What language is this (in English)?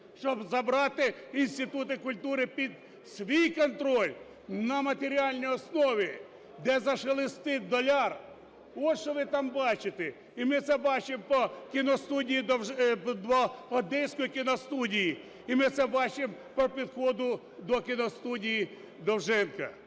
Ukrainian